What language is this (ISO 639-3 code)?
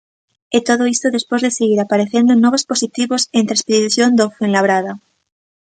glg